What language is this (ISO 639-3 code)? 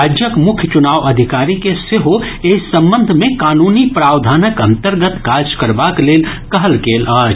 mai